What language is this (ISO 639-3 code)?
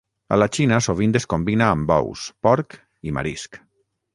cat